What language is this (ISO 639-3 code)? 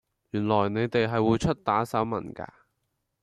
yue